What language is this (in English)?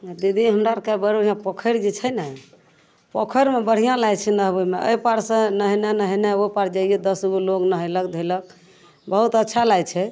Maithili